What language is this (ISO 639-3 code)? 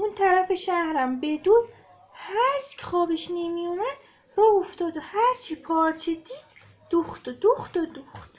fas